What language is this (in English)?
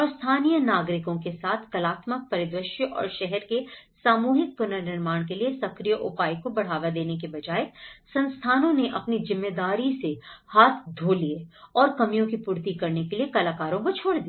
Hindi